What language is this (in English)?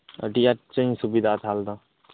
Santali